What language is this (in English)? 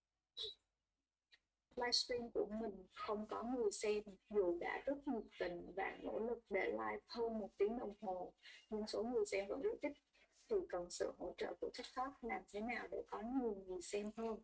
Vietnamese